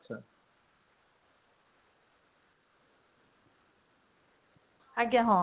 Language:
Odia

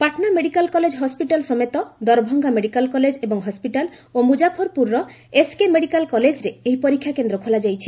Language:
Odia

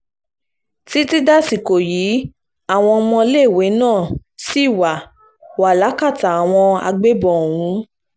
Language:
Yoruba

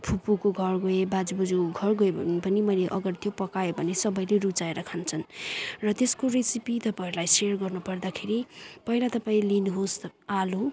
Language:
Nepali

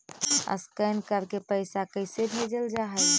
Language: Magahi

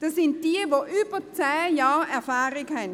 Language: Swiss German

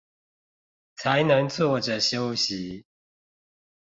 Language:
Chinese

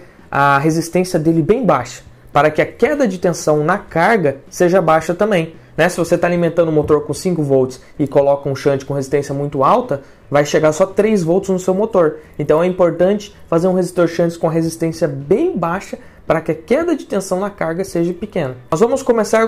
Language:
Portuguese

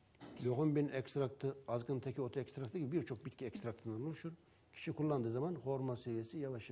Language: Turkish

